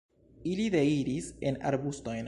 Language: Esperanto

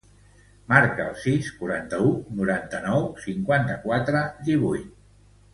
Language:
Catalan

